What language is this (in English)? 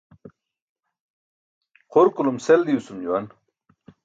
Burushaski